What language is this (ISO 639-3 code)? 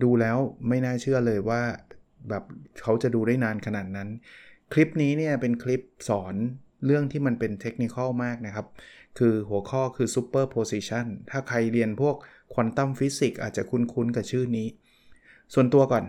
tha